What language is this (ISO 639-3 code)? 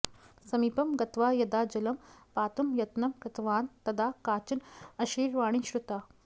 san